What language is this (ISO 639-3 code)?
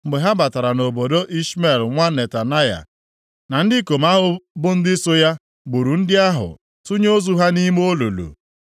ibo